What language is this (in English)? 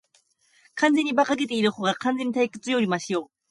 Japanese